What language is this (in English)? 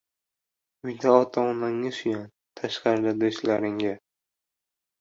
Uzbek